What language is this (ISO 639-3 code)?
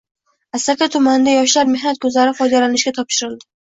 uzb